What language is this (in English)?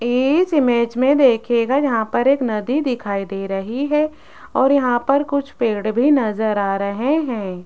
Hindi